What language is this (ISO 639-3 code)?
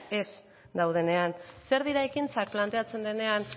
eus